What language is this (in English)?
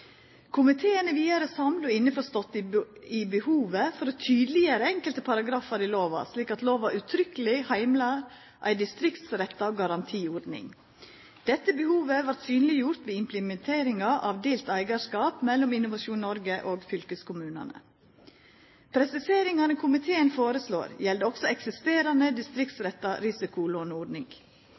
Norwegian Nynorsk